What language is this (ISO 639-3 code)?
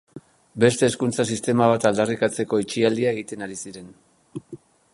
eus